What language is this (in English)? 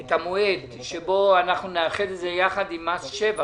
Hebrew